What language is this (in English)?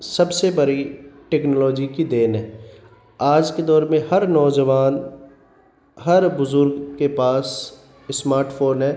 Urdu